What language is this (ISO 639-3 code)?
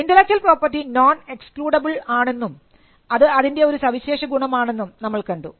mal